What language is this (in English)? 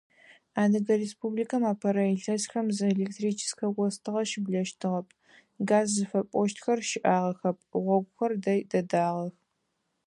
Adyghe